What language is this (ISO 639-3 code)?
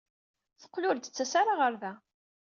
kab